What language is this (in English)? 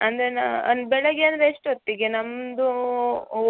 Kannada